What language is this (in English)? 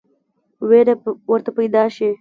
Pashto